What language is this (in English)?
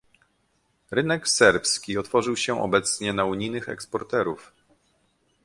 Polish